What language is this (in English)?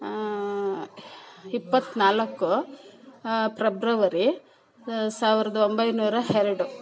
Kannada